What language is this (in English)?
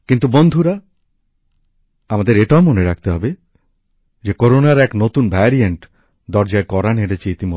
Bangla